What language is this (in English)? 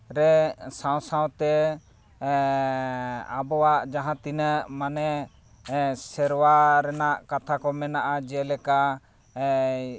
Santali